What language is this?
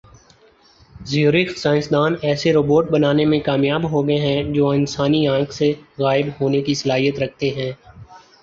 Urdu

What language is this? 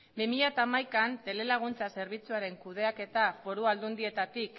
Basque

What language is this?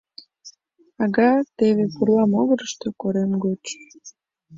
Mari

